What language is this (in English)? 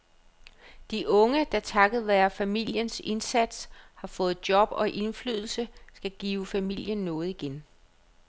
Danish